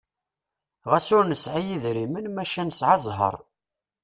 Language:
Kabyle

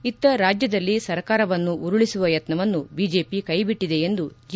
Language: Kannada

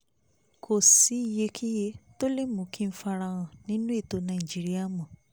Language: Yoruba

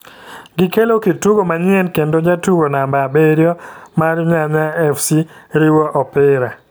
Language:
Luo (Kenya and Tanzania)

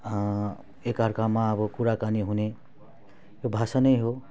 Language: Nepali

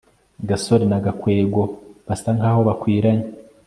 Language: Kinyarwanda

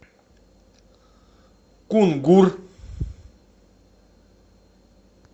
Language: Russian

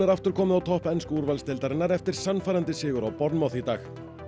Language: Icelandic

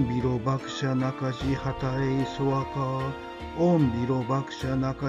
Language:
Japanese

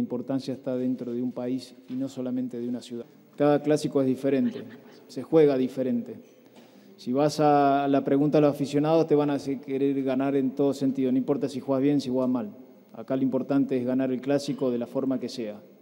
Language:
Spanish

